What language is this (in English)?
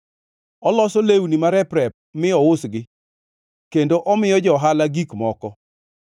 Luo (Kenya and Tanzania)